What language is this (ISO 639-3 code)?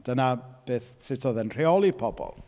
cym